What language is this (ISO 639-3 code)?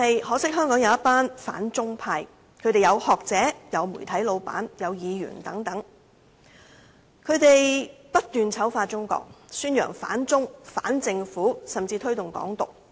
yue